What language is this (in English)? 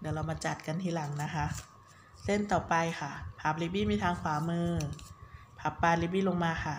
Thai